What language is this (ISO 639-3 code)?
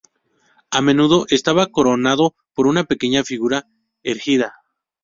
spa